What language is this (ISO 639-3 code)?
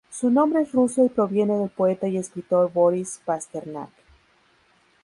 spa